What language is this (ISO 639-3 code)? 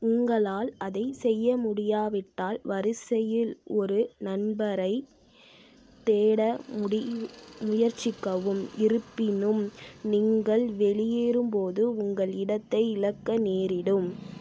tam